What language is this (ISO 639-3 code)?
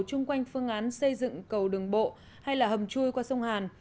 vie